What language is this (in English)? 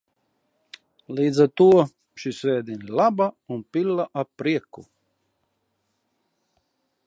Latvian